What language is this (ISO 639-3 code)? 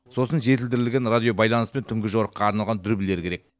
kaz